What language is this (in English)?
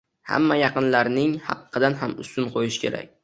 Uzbek